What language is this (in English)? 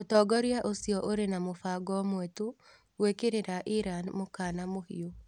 Kikuyu